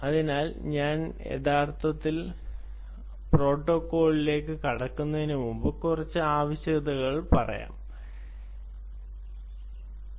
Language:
Malayalam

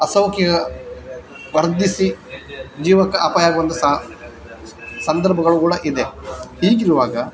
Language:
Kannada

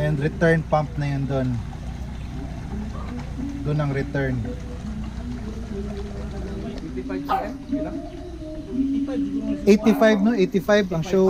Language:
Filipino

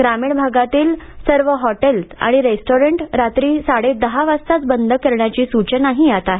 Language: Marathi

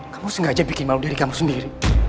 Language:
Indonesian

